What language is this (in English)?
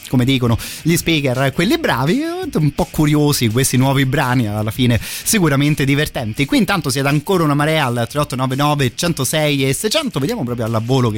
Italian